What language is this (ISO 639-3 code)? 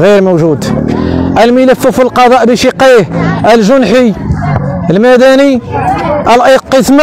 ara